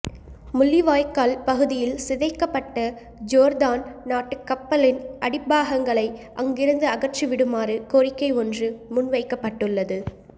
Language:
Tamil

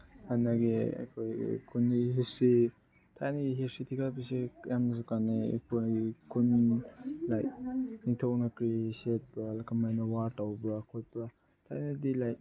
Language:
Manipuri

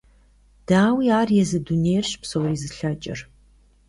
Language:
Kabardian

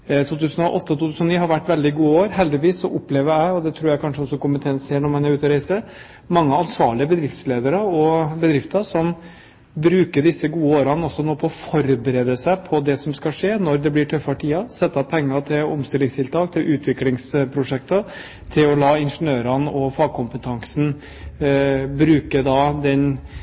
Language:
Norwegian Bokmål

